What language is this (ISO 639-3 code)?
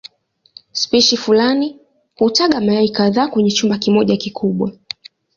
swa